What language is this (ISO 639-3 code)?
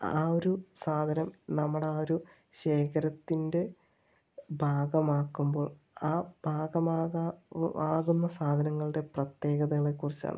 mal